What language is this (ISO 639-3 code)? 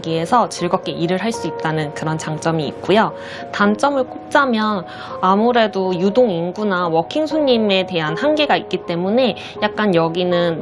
kor